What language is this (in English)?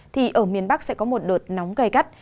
Vietnamese